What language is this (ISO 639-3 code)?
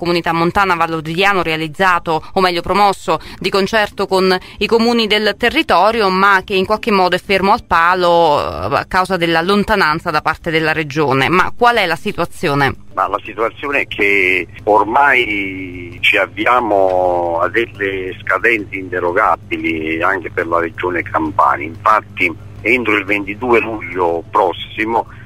ita